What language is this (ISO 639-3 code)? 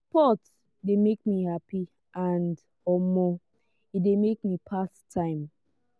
pcm